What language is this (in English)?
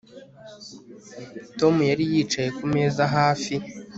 Kinyarwanda